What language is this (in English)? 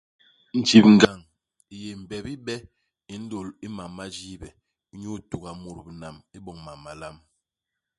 Basaa